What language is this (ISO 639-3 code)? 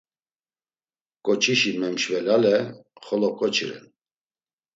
lzz